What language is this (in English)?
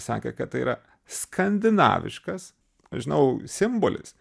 Lithuanian